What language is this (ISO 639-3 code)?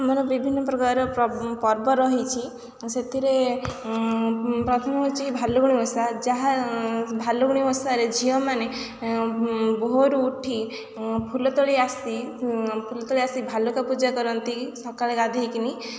ori